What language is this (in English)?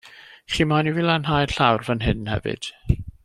Welsh